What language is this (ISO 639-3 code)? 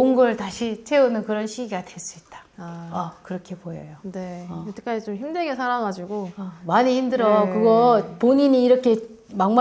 kor